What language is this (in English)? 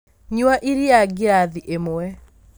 Kikuyu